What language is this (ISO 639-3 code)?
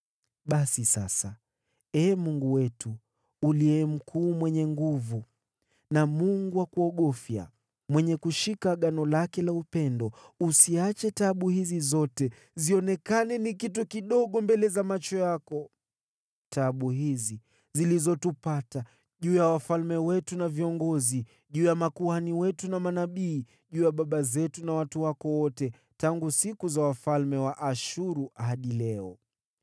swa